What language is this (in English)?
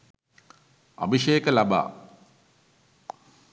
Sinhala